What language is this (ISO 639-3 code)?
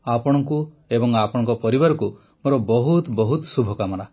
ori